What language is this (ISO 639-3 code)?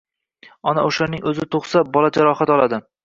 uzb